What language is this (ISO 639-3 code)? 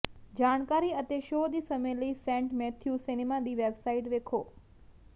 pan